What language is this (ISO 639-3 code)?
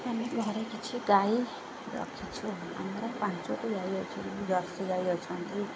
ori